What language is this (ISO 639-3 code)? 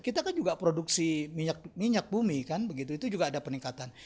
ind